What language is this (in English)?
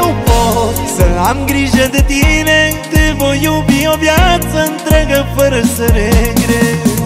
Romanian